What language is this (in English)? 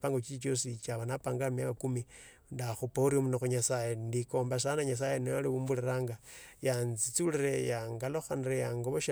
Tsotso